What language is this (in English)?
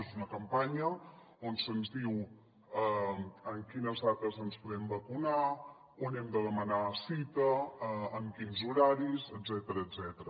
Catalan